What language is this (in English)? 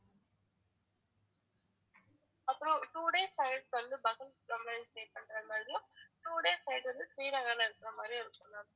Tamil